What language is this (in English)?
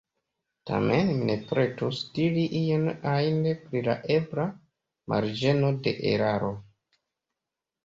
Esperanto